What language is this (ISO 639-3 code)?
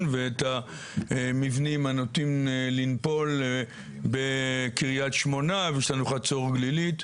heb